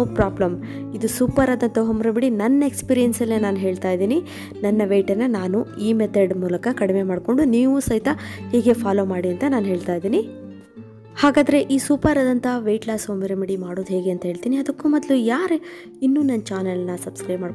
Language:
Romanian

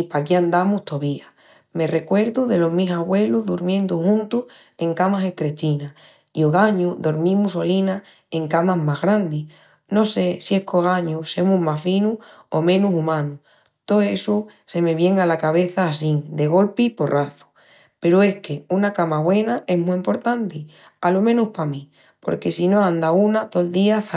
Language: Extremaduran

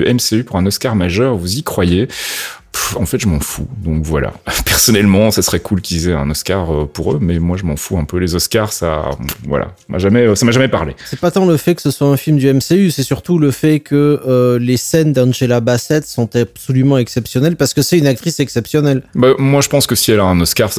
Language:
French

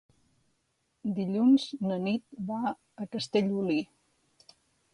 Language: Catalan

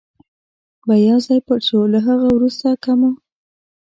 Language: Pashto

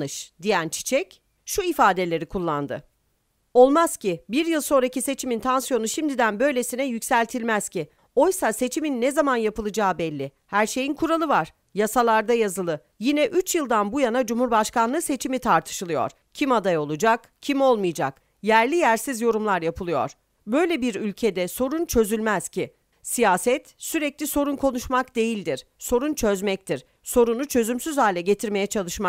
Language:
Turkish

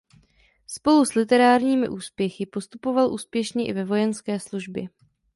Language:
Czech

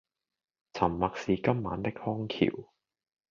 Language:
Cantonese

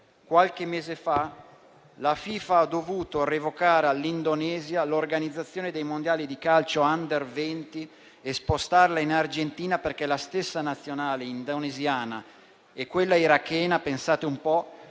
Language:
Italian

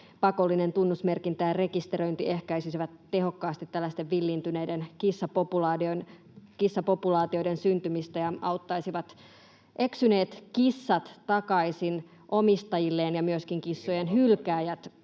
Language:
Finnish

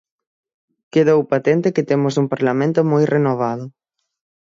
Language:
Galician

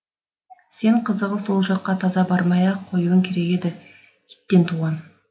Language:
Kazakh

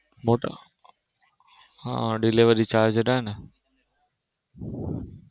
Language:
Gujarati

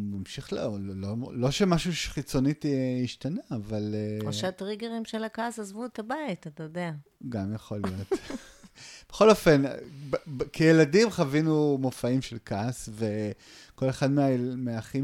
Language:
Hebrew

